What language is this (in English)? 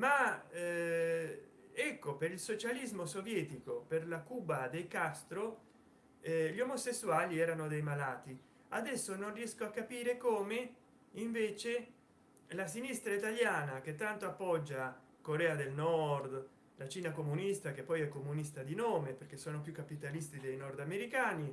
Italian